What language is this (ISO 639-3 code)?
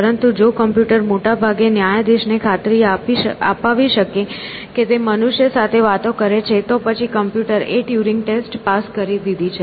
guj